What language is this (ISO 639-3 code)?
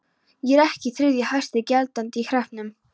isl